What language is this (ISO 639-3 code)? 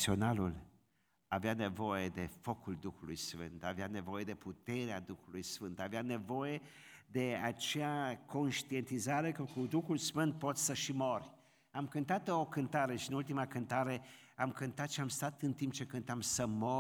ron